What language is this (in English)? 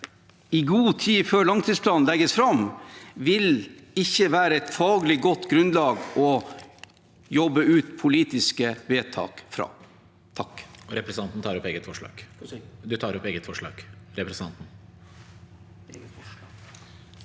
Norwegian